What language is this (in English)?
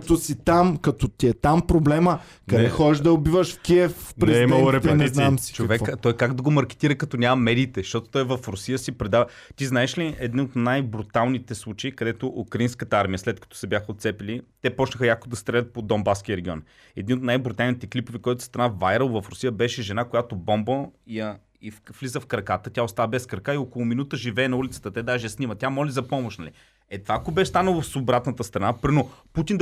Bulgarian